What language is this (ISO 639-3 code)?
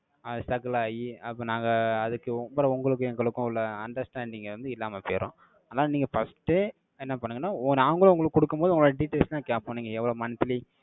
tam